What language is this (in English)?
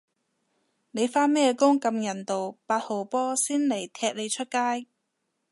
Cantonese